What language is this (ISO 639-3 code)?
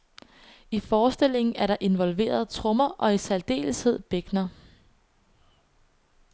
dan